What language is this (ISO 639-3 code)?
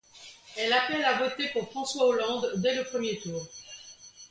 fra